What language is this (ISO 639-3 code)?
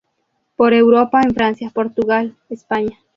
spa